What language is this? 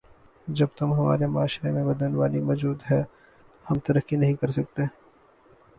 Urdu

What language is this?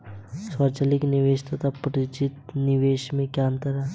Hindi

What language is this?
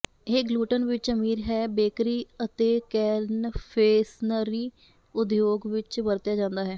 Punjabi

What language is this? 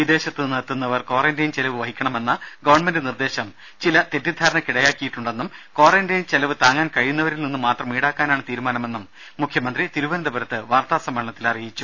Malayalam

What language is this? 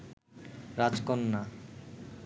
Bangla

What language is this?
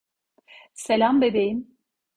Turkish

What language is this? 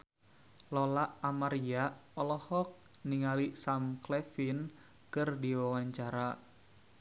Sundanese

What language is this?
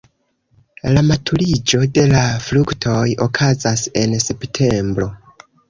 Esperanto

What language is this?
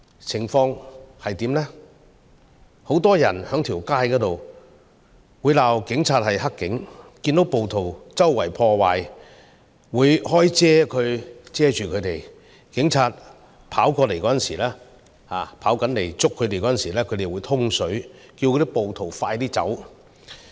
Cantonese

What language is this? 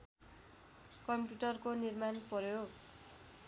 Nepali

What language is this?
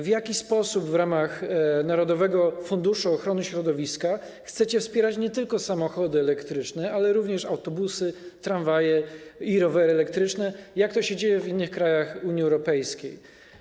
Polish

